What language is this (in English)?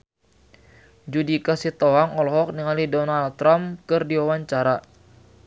Sundanese